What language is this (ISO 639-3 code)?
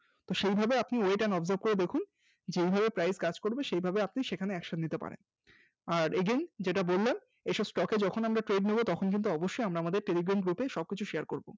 ben